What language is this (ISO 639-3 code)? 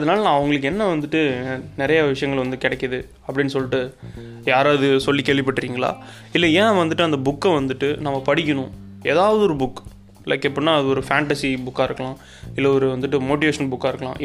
tam